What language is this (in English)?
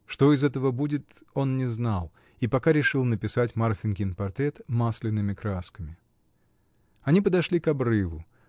Russian